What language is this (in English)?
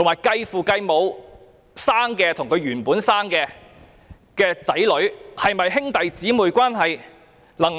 Cantonese